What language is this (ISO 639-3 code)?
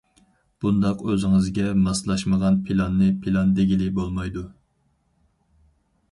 uig